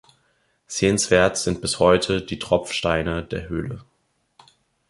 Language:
German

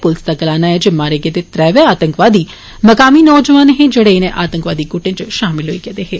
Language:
Dogri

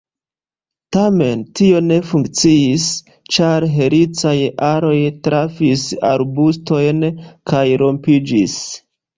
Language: Esperanto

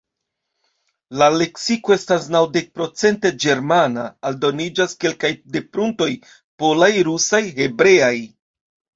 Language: Esperanto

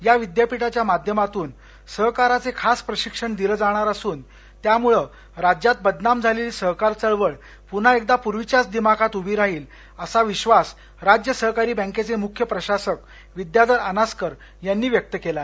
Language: Marathi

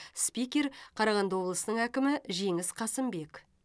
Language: Kazakh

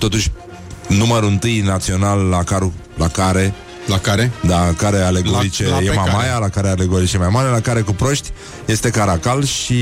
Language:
Romanian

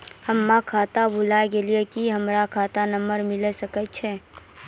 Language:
Maithili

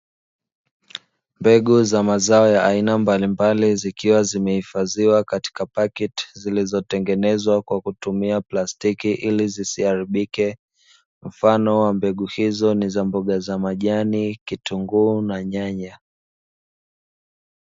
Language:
Swahili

